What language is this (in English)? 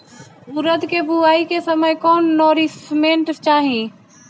Bhojpuri